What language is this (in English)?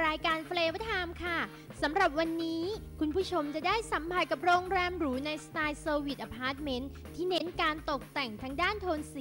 Thai